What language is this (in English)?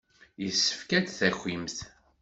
Kabyle